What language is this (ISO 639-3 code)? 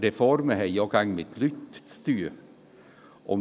gsw